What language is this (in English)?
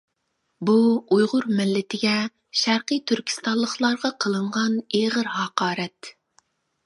Uyghur